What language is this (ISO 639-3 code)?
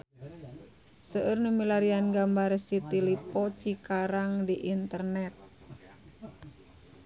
sun